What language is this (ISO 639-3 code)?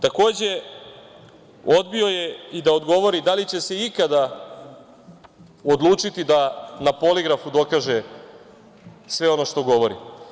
srp